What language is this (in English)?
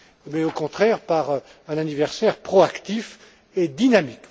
French